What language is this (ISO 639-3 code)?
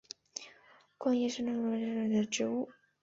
zho